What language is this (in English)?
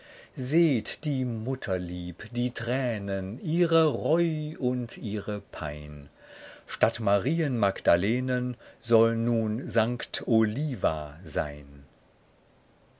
German